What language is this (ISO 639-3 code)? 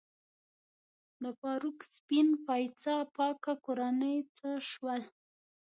pus